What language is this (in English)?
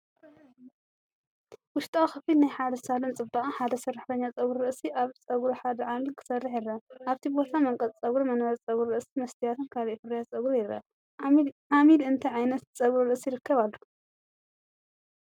Tigrinya